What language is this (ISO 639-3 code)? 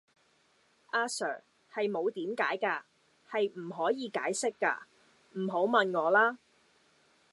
yue